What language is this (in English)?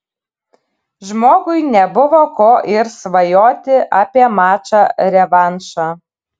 Lithuanian